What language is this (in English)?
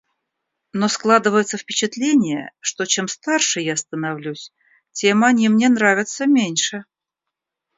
Russian